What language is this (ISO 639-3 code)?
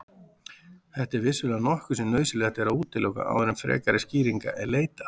isl